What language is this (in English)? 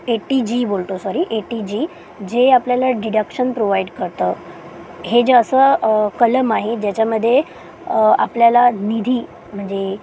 Marathi